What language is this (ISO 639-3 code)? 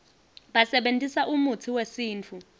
ssw